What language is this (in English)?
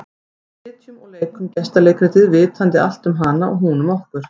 Icelandic